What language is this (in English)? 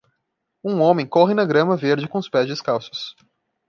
Portuguese